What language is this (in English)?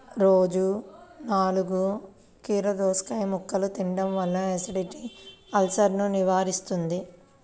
Telugu